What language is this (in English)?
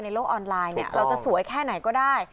Thai